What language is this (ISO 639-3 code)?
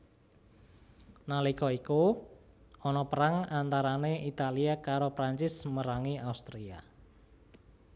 jav